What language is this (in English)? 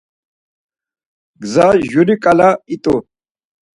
Laz